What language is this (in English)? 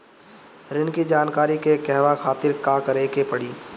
Bhojpuri